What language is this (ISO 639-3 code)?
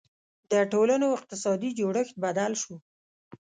pus